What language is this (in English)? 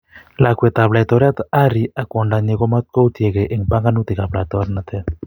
Kalenjin